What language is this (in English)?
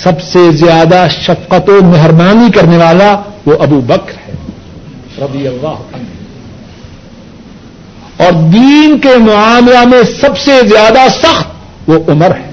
Urdu